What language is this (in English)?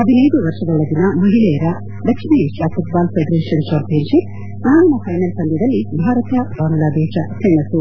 Kannada